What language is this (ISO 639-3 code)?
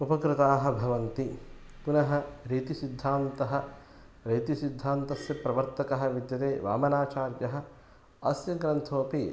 san